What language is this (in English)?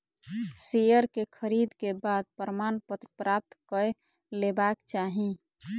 Maithili